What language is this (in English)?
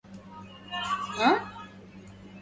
Arabic